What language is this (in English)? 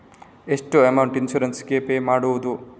Kannada